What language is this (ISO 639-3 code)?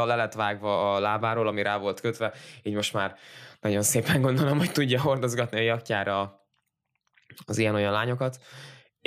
hun